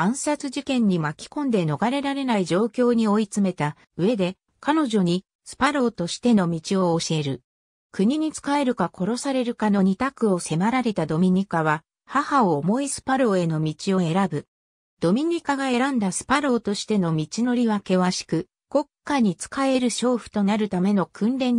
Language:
Japanese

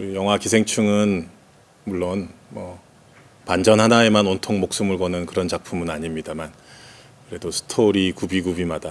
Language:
Korean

